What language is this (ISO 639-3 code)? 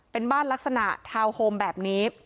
tha